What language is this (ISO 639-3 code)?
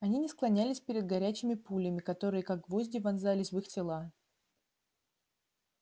rus